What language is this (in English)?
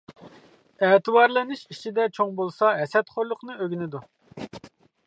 Uyghur